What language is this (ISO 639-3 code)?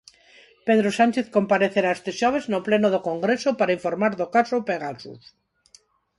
glg